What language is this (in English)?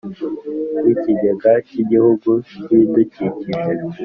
Kinyarwanda